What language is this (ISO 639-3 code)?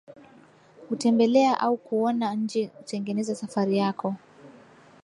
swa